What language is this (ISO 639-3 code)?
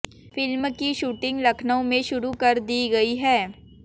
hin